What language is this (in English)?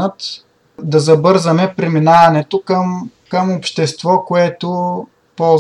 Bulgarian